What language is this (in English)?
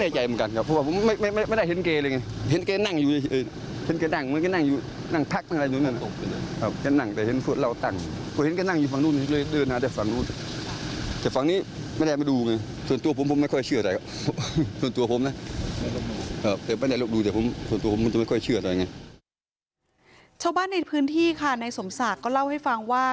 Thai